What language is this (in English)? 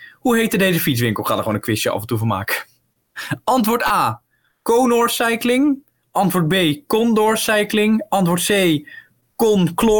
Dutch